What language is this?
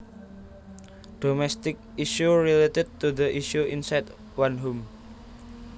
Javanese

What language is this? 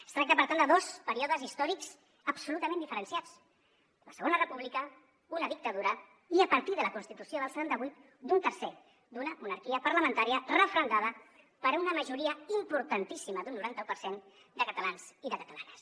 Catalan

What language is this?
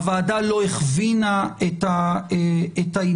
Hebrew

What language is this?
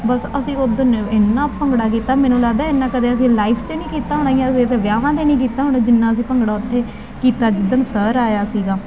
Punjabi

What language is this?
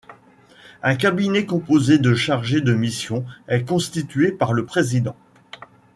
French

